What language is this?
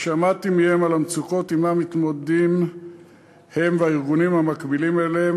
Hebrew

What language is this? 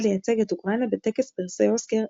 Hebrew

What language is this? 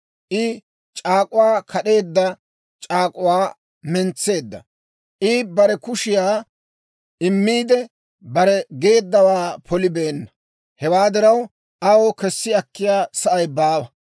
Dawro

